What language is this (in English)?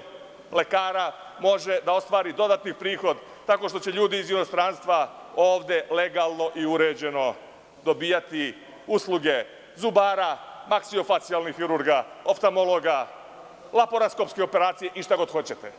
Serbian